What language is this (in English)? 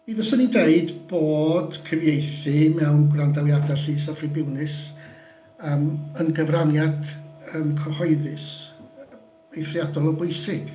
Welsh